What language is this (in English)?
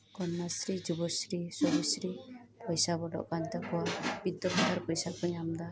Santali